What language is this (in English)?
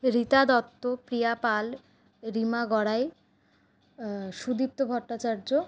Bangla